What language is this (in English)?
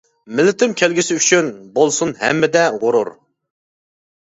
Uyghur